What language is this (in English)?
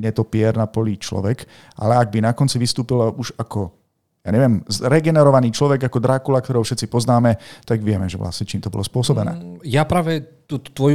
Slovak